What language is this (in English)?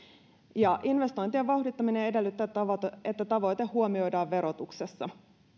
Finnish